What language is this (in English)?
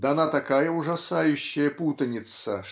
Russian